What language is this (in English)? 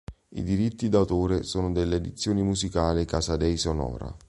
Italian